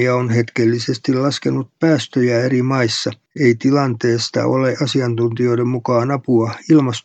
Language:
Finnish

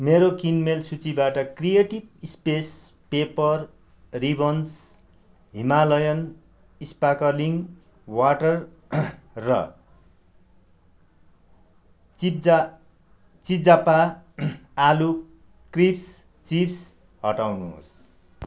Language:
Nepali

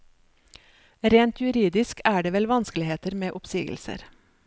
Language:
Norwegian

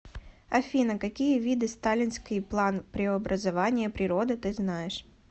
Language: Russian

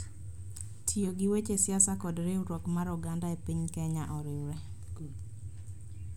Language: Luo (Kenya and Tanzania)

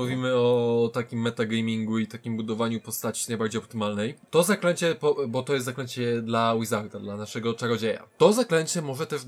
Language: Polish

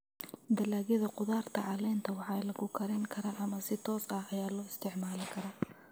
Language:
Somali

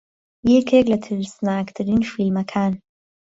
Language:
Central Kurdish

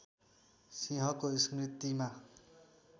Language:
Nepali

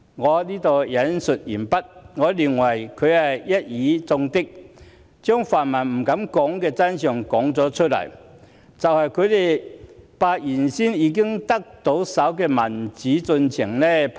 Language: Cantonese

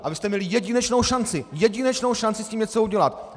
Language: Czech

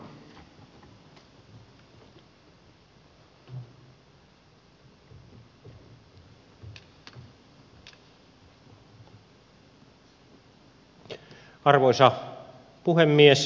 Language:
Finnish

